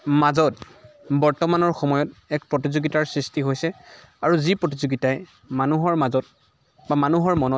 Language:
Assamese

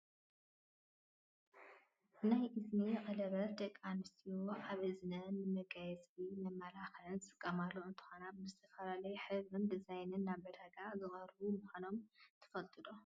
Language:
Tigrinya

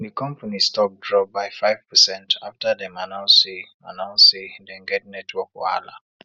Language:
Nigerian Pidgin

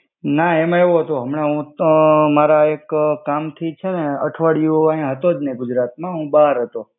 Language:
Gujarati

